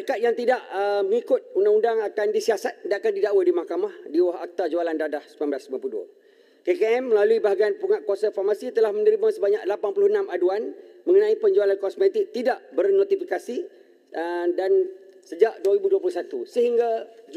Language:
Malay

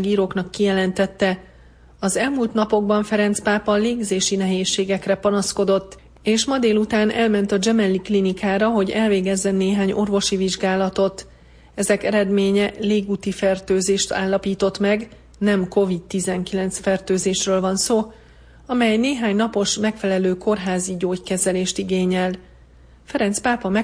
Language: Hungarian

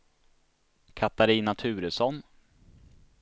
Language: Swedish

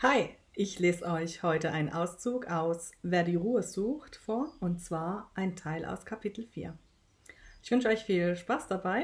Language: German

